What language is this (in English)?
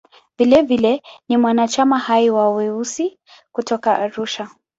Swahili